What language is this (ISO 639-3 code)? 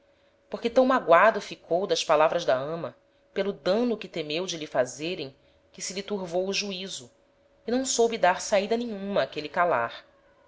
por